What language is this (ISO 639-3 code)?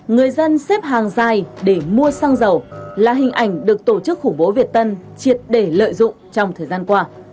vie